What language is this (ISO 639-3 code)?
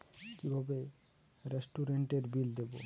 ben